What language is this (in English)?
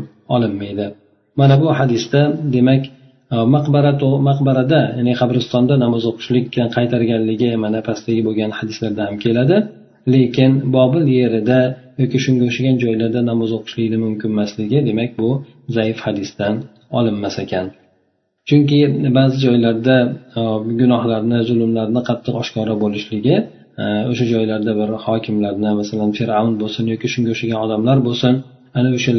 Bulgarian